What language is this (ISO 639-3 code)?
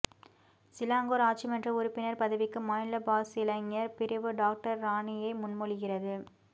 tam